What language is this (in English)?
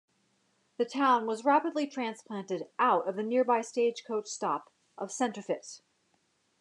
English